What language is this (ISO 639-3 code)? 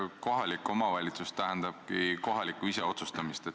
est